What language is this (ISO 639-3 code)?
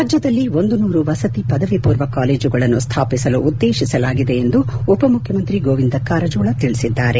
kan